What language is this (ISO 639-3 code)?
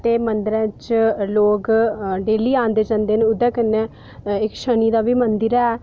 doi